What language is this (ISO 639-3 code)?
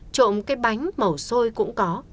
vie